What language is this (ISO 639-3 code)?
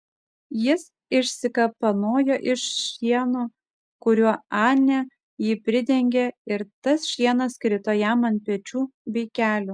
lit